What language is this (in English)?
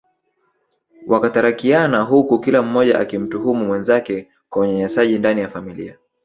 Swahili